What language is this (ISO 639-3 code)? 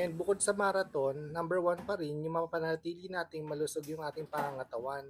fil